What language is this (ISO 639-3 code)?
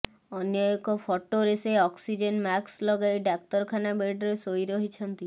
ori